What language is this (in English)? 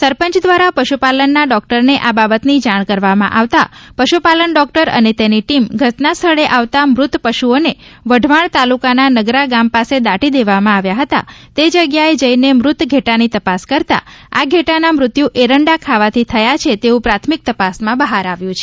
Gujarati